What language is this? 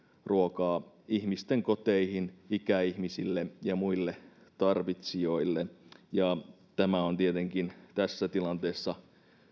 Finnish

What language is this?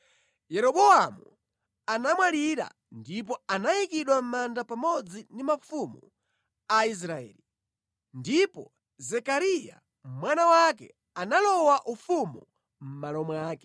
Nyanja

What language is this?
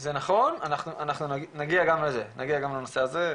Hebrew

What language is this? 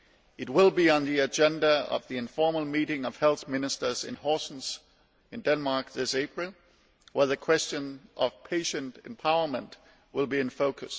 English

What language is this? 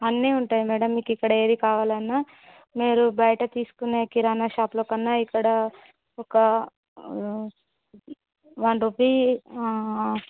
Telugu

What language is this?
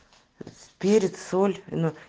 Russian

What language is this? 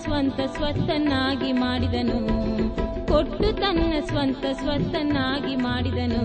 Kannada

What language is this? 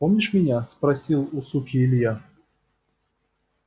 Russian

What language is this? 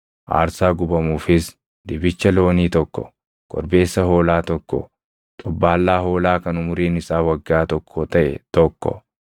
Oromo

